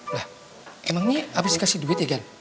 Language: Indonesian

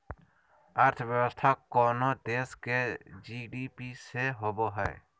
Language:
Magahi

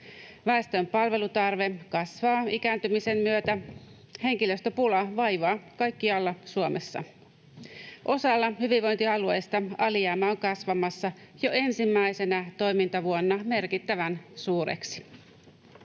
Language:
Finnish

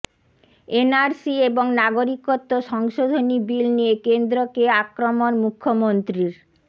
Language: Bangla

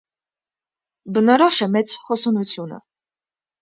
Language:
Armenian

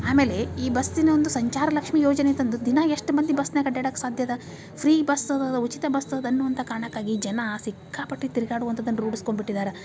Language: Kannada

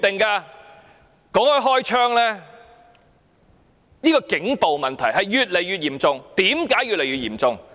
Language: Cantonese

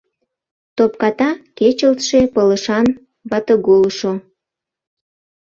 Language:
Mari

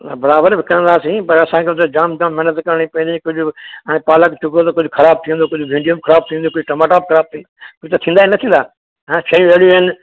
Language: Sindhi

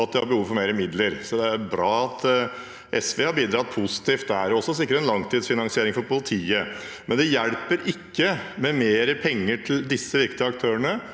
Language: Norwegian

